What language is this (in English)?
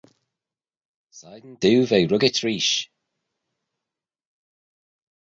Manx